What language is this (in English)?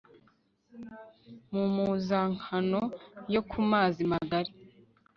Kinyarwanda